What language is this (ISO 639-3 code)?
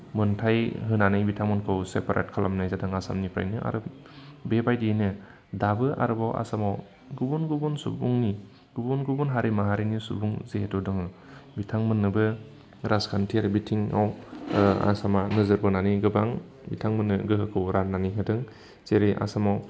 brx